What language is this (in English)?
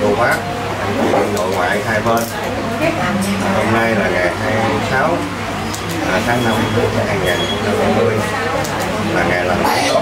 Vietnamese